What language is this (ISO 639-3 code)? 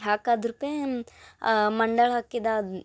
kan